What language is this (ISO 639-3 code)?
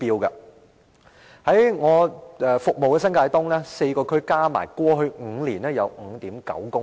yue